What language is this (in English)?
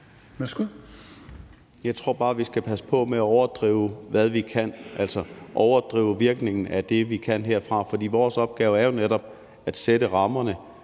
Danish